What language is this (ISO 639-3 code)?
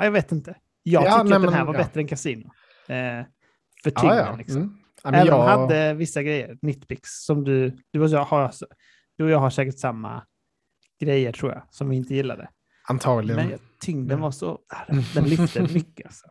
swe